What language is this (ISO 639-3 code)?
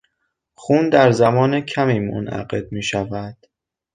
fas